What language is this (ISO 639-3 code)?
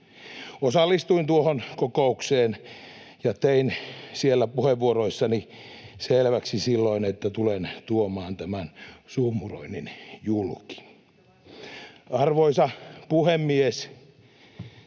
fin